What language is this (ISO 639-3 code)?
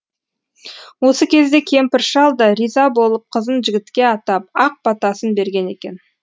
kaz